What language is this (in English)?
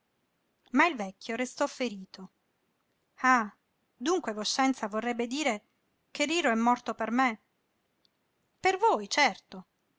Italian